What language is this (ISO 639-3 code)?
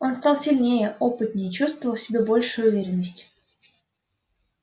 rus